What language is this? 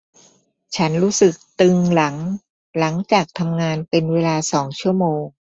Thai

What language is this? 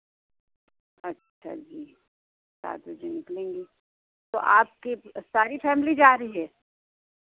Hindi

